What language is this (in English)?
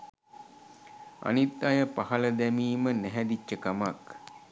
Sinhala